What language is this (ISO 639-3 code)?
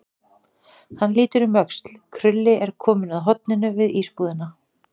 isl